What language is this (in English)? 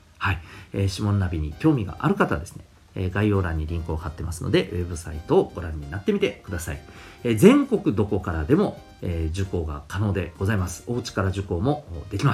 Japanese